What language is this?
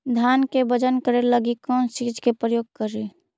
Magahi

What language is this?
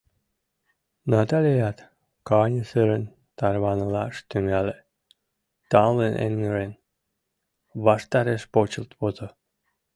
Mari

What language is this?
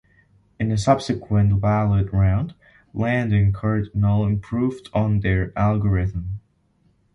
English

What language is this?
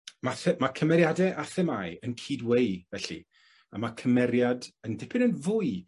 Welsh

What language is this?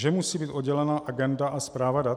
Czech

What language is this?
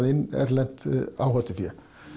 Icelandic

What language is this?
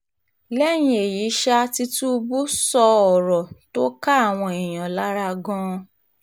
Yoruba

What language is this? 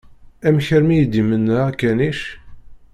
Kabyle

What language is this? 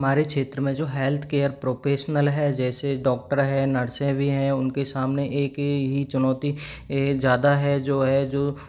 Hindi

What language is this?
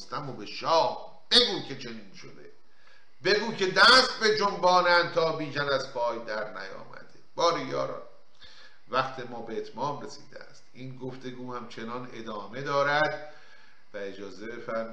Persian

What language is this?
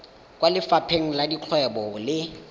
Tswana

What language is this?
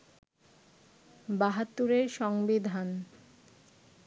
Bangla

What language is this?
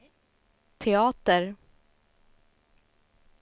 Swedish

